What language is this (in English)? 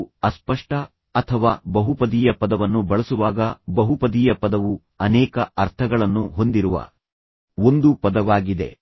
Kannada